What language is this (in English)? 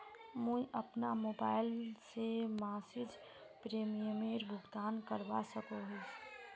Magahi